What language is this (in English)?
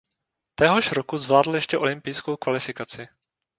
Czech